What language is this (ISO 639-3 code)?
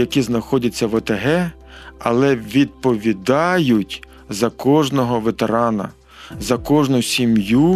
ukr